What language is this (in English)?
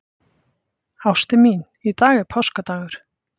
Icelandic